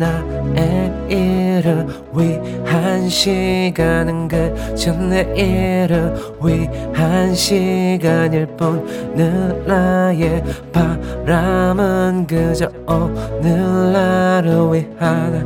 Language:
Korean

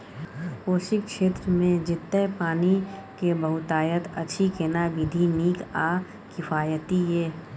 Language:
Maithili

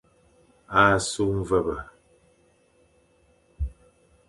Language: Fang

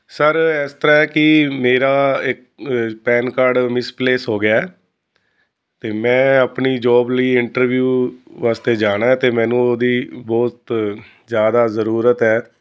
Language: Punjabi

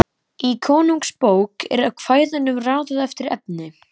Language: Icelandic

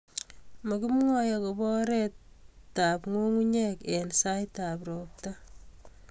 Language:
Kalenjin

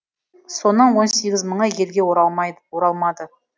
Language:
Kazakh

